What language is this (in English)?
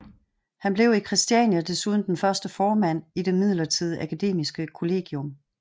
Danish